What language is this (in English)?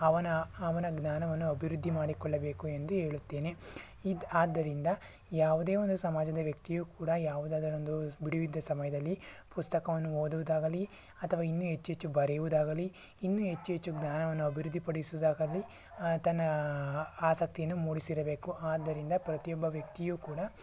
Kannada